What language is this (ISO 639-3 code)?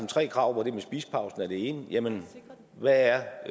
dan